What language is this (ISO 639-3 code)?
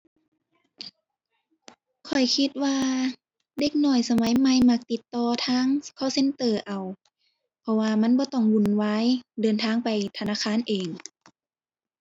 tha